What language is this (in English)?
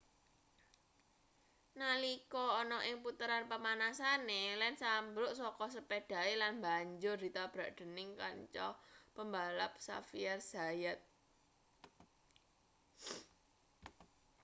Javanese